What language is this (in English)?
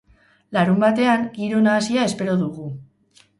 Basque